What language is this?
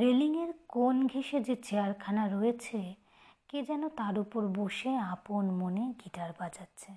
Bangla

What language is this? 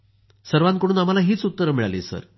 Marathi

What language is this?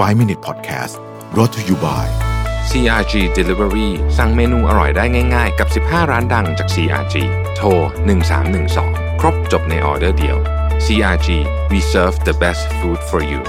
Thai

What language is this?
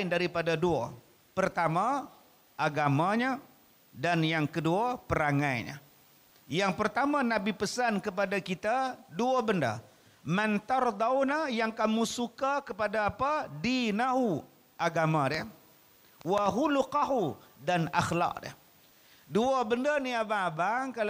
Malay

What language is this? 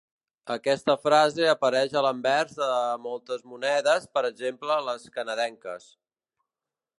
Catalan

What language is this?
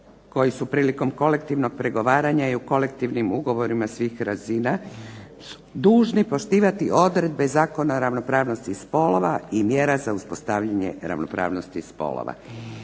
Croatian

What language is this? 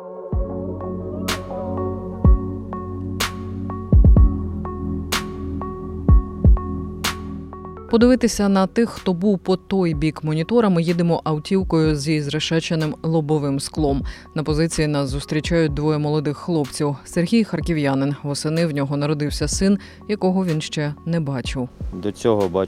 Ukrainian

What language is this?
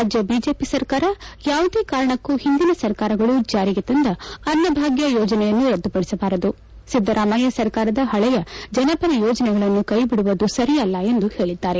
Kannada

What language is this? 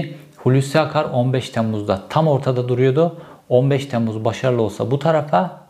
Turkish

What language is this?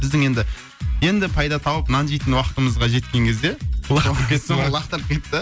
Kazakh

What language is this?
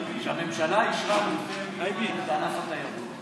Hebrew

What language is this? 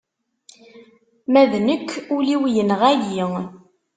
Kabyle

